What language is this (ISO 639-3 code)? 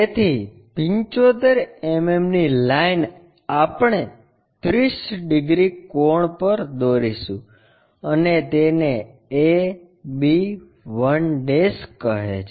guj